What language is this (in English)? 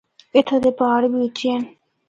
Northern Hindko